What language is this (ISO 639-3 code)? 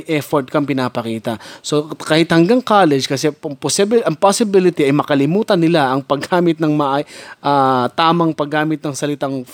fil